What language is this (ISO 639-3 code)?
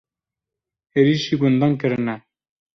kur